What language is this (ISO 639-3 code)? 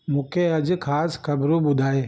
snd